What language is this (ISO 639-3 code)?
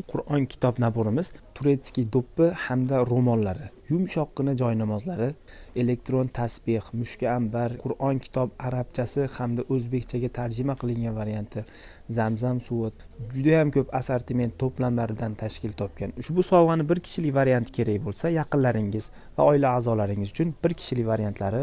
tur